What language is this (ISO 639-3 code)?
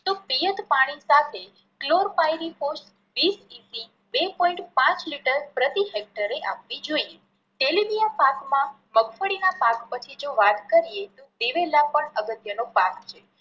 guj